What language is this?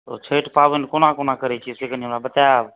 Maithili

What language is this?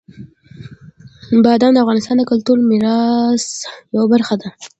Pashto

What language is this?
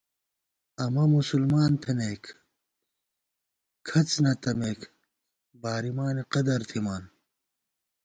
Gawar-Bati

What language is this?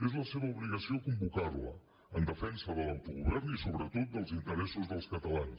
Catalan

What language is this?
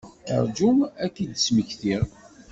Kabyle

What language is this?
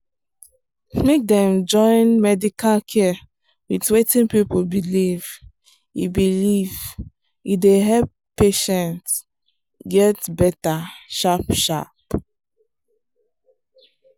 Nigerian Pidgin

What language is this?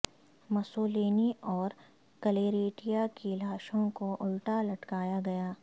Urdu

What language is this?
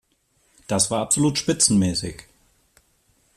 German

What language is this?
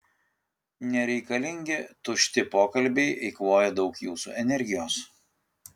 Lithuanian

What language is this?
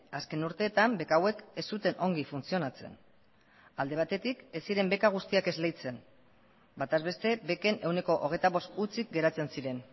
Basque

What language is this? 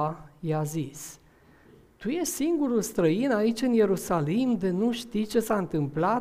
Romanian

